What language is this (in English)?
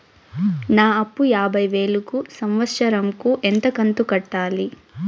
Telugu